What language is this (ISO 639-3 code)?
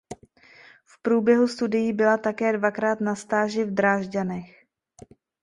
ces